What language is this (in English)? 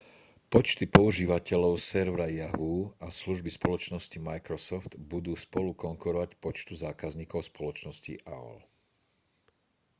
Slovak